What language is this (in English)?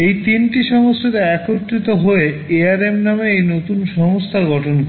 Bangla